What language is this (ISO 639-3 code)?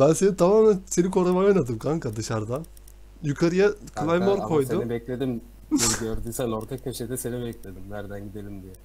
tur